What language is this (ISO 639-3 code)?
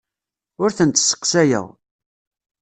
kab